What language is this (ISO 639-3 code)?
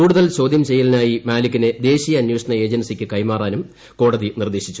mal